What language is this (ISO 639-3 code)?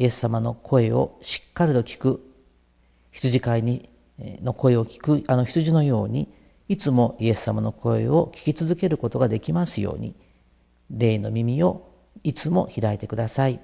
jpn